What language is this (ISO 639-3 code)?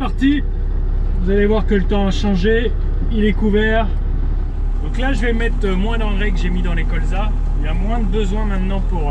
fra